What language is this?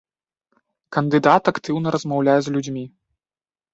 Belarusian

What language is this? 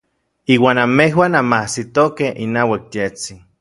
Orizaba Nahuatl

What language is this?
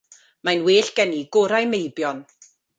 Welsh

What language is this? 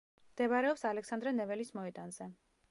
Georgian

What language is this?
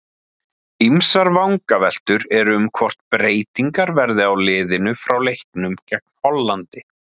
Icelandic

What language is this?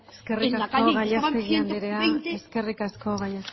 Basque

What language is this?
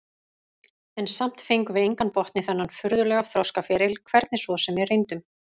Icelandic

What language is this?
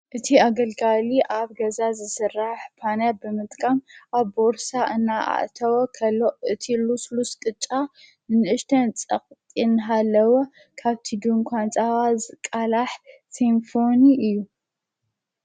Tigrinya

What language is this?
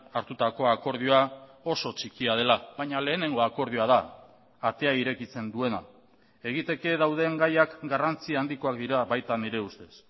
Basque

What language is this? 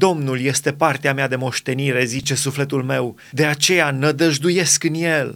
Romanian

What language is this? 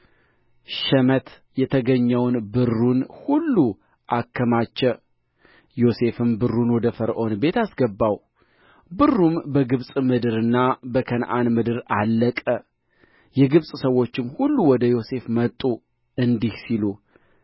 Amharic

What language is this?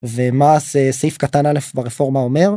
Hebrew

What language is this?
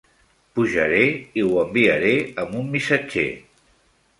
Catalan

